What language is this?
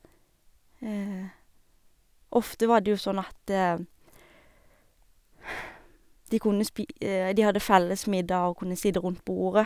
Norwegian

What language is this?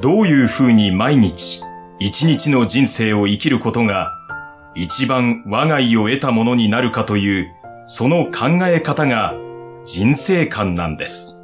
Japanese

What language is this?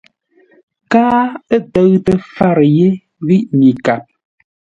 Ngombale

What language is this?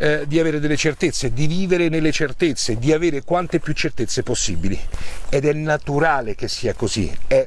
Italian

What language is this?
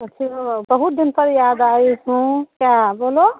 Hindi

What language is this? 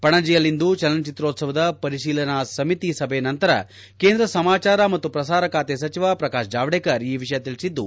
Kannada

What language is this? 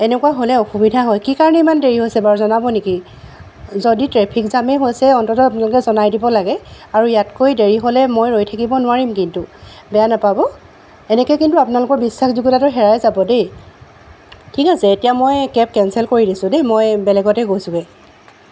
Assamese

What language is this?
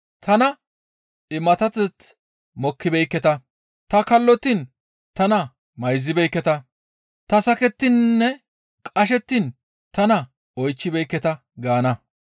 Gamo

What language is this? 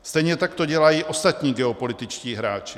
Czech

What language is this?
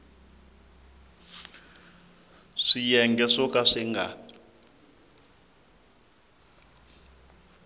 Tsonga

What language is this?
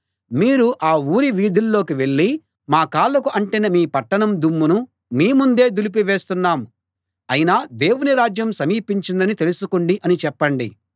Telugu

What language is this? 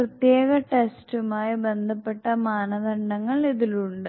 Malayalam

